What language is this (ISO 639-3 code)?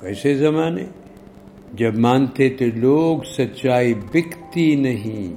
urd